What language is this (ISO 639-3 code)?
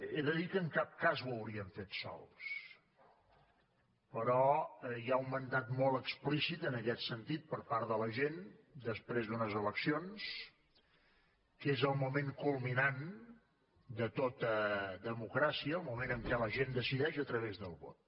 cat